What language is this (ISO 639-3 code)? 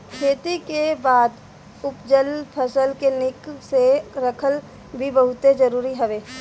bho